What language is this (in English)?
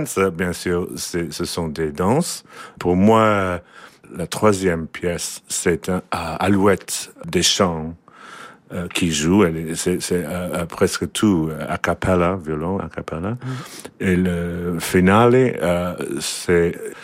French